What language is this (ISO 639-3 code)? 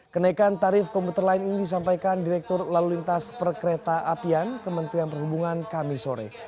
ind